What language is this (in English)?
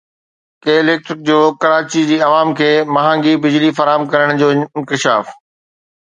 Sindhi